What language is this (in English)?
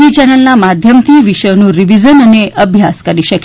Gujarati